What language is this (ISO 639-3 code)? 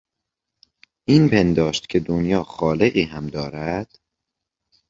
fas